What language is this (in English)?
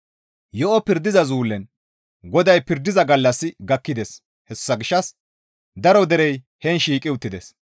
Gamo